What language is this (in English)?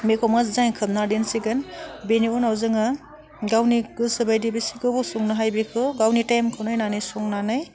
Bodo